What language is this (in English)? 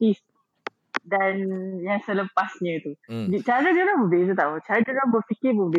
Malay